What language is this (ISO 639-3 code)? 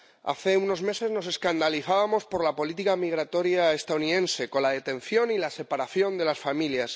spa